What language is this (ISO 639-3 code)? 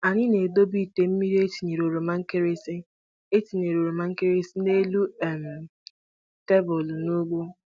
ibo